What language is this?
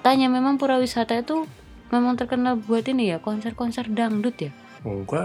Indonesian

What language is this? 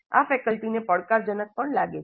Gujarati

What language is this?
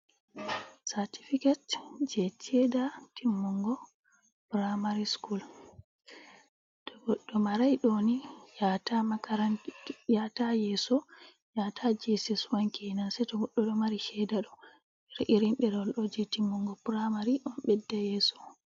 Fula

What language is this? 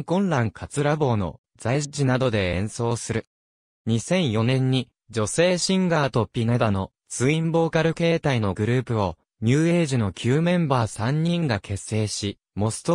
Japanese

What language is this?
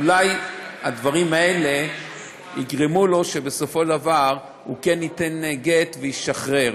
Hebrew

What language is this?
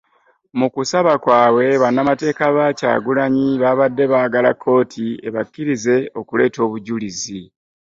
Ganda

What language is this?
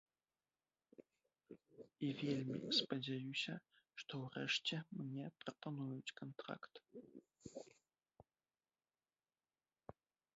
Belarusian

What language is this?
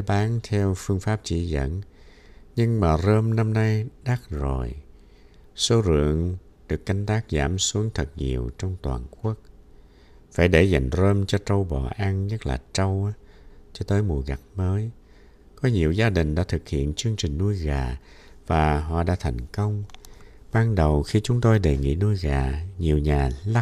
Vietnamese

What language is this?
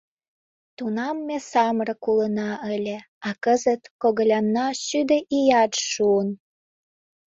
Mari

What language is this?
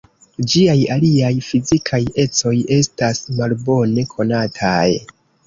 Esperanto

